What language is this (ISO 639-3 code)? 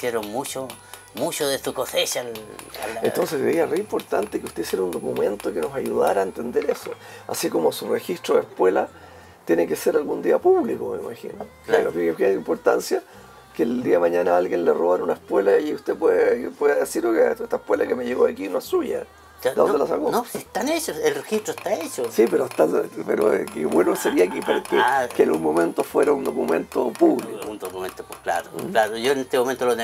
spa